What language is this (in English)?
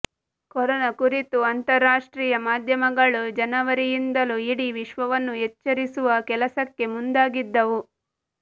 Kannada